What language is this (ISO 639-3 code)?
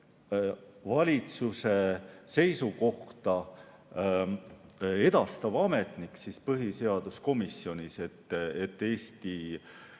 est